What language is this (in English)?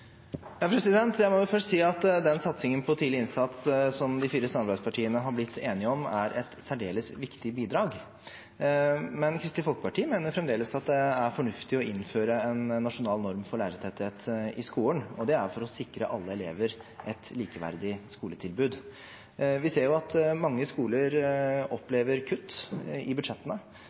Norwegian Bokmål